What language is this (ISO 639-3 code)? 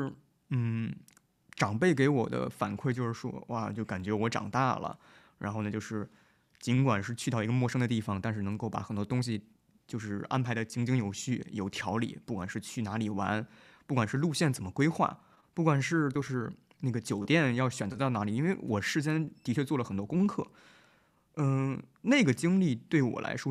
zho